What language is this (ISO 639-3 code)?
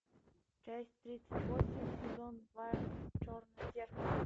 rus